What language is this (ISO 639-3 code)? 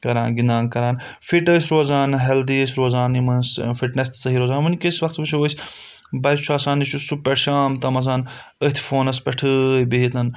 kas